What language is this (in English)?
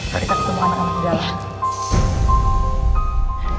Indonesian